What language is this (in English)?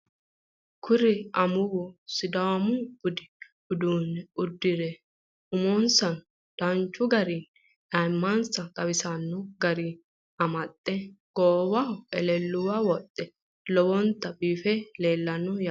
Sidamo